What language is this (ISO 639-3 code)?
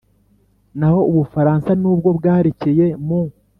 kin